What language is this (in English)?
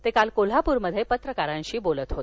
Marathi